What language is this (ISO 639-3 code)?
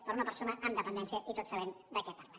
cat